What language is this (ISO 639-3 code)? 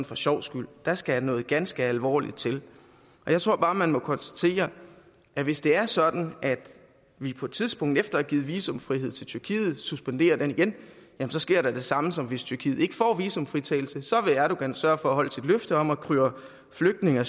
dan